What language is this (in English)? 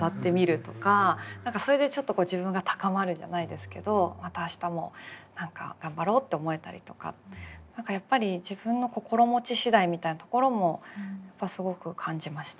Japanese